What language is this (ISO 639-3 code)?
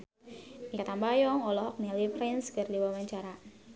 sun